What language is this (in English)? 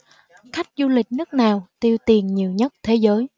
Vietnamese